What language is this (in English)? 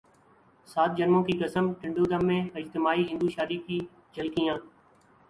Urdu